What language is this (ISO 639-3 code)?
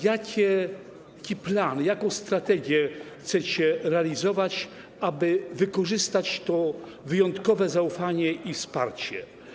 pol